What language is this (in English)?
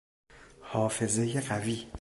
Persian